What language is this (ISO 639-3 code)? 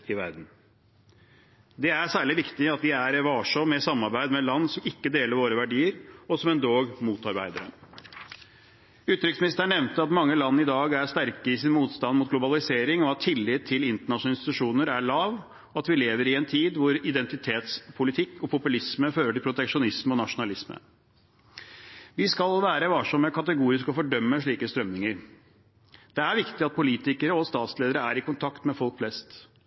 nob